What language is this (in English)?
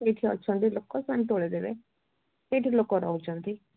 Odia